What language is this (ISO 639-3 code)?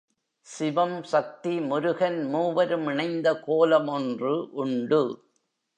tam